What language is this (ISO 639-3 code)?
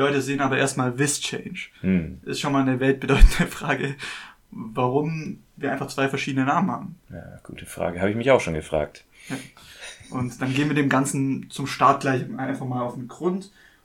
deu